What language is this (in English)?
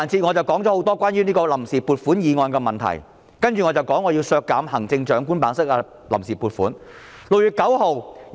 Cantonese